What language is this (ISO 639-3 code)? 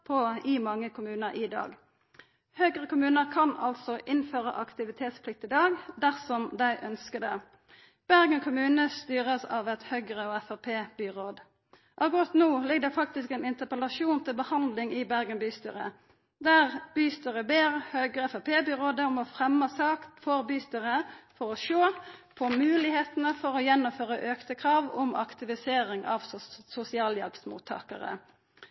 nno